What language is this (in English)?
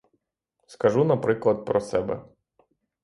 Ukrainian